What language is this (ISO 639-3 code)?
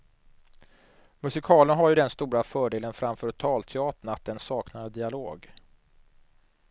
swe